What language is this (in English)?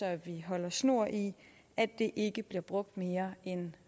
Danish